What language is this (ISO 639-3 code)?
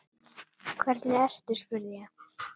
isl